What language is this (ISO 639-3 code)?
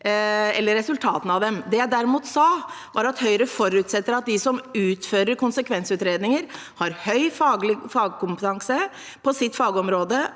nor